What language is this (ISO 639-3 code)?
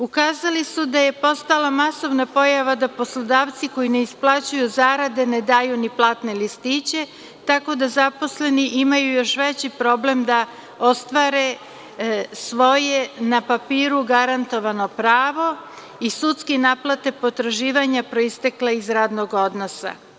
srp